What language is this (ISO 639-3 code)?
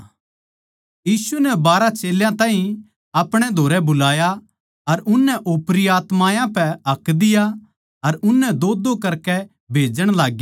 bgc